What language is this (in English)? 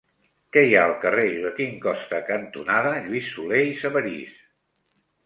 Catalan